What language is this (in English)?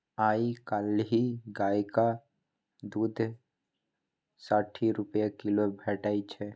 Maithili